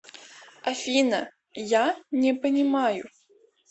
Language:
Russian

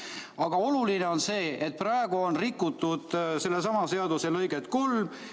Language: Estonian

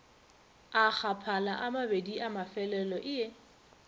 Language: Northern Sotho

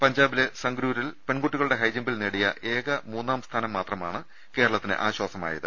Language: Malayalam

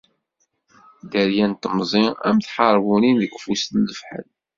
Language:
Kabyle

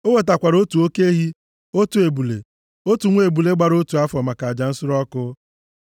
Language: Igbo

